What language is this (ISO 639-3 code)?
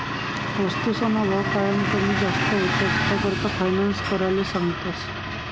mar